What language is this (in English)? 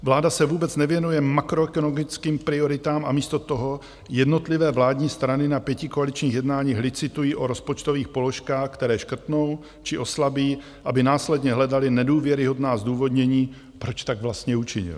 Czech